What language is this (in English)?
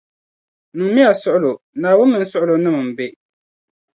Dagbani